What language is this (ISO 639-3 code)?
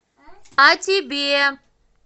rus